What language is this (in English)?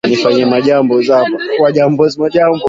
Swahili